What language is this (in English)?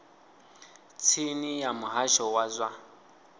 Venda